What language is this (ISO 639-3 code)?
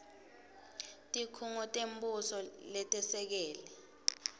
ssw